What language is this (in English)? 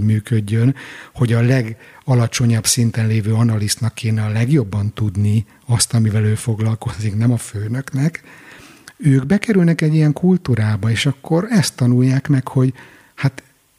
Hungarian